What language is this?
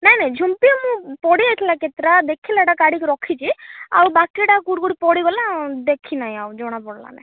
Odia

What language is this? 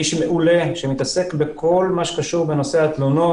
Hebrew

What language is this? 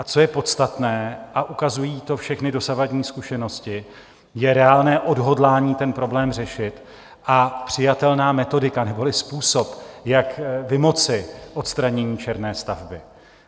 Czech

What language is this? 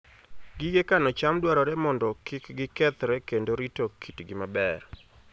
Luo (Kenya and Tanzania)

